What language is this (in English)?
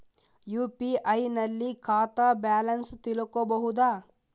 Kannada